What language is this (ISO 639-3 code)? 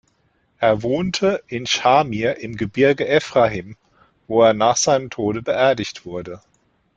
deu